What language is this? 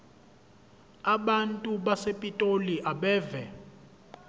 Zulu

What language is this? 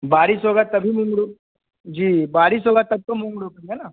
Hindi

